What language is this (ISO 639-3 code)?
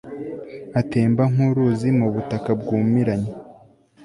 kin